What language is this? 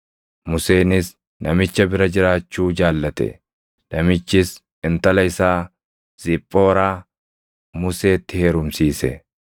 Oromo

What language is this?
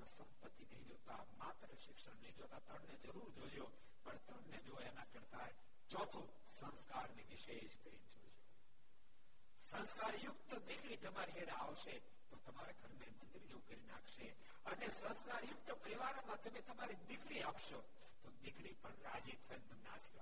Gujarati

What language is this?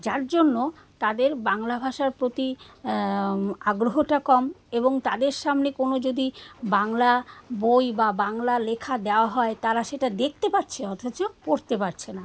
Bangla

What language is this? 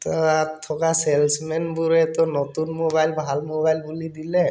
Assamese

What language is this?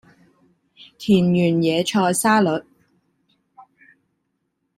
Cantonese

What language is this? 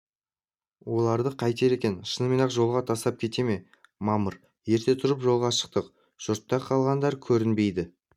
Kazakh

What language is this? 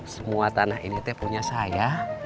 Indonesian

